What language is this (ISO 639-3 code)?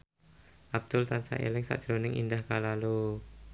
jav